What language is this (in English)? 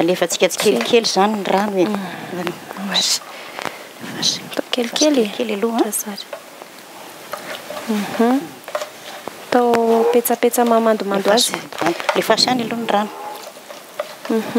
Dutch